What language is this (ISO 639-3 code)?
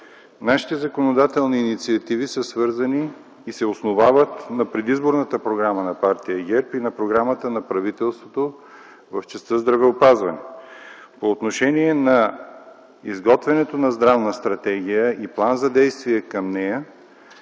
bul